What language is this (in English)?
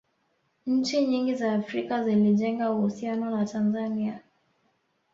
Swahili